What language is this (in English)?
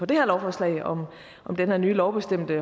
Danish